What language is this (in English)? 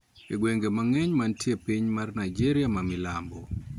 Luo (Kenya and Tanzania)